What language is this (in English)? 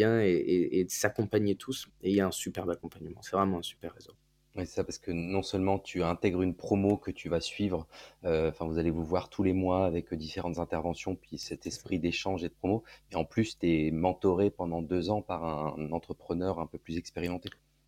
French